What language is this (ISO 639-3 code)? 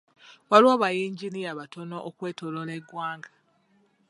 lug